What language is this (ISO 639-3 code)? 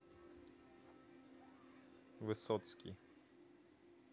rus